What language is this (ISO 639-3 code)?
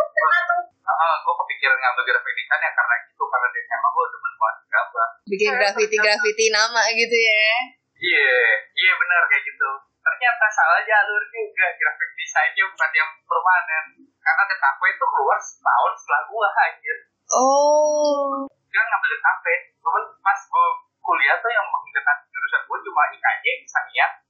ind